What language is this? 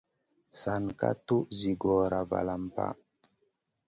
Masana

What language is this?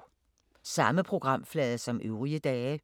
Danish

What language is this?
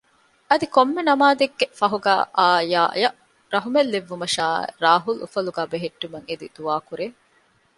Divehi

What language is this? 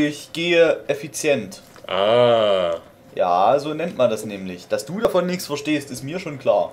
German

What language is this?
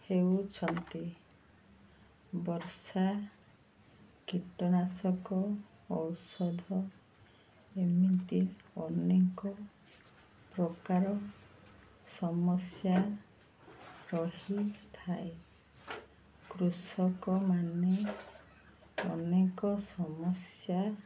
Odia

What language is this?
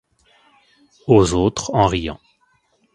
French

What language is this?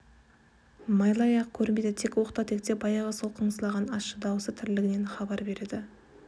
Kazakh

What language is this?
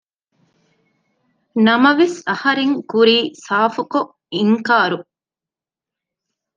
Divehi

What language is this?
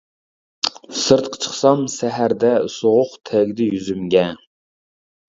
Uyghur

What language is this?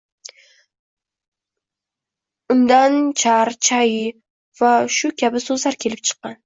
Uzbek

